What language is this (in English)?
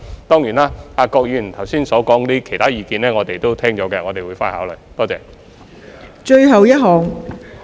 Cantonese